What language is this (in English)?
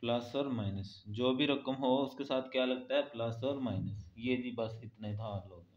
Hindi